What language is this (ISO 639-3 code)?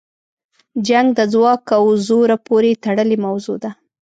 pus